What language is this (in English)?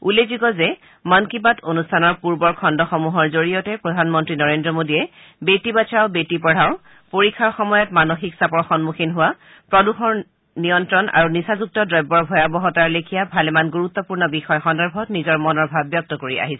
Assamese